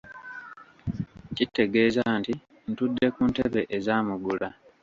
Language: Ganda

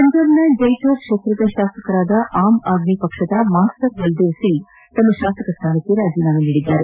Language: Kannada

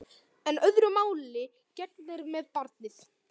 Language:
Icelandic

